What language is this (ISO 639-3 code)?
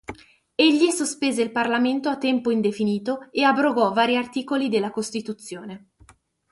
ita